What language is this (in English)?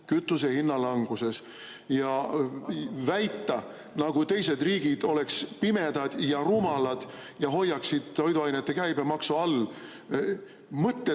Estonian